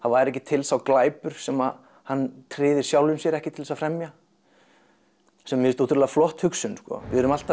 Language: Icelandic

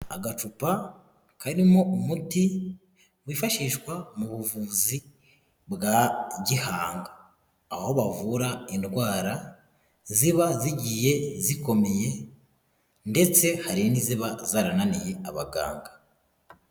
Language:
Kinyarwanda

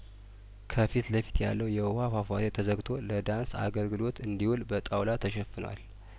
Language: Amharic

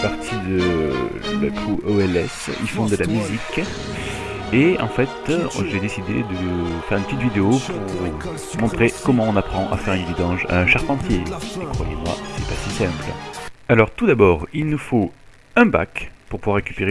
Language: French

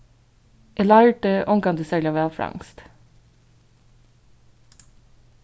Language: Faroese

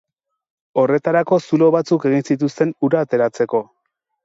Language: Basque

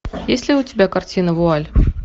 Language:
Russian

